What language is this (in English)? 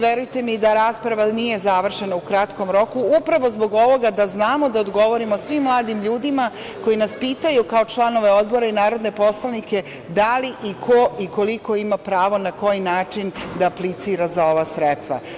Serbian